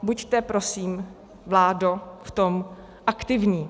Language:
Czech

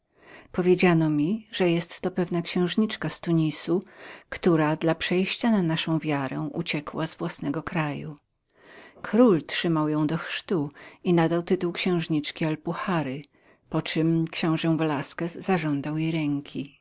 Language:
Polish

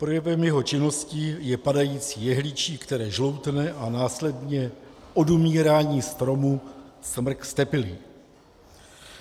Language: Czech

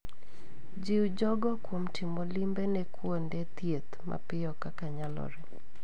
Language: Luo (Kenya and Tanzania)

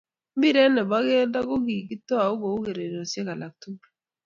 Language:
Kalenjin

